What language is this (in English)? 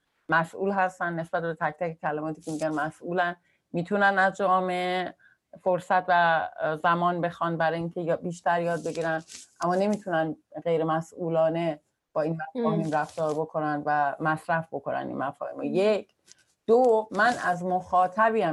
Persian